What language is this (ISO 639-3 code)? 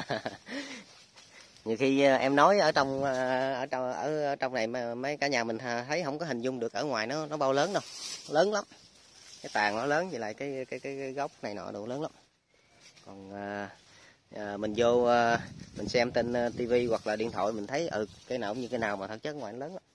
vie